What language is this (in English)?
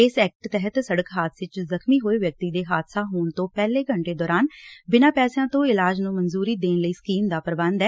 Punjabi